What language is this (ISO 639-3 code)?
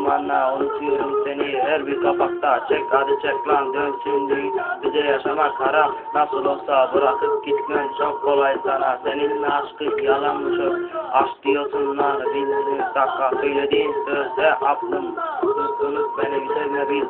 tur